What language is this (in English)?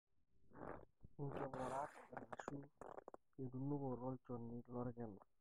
Masai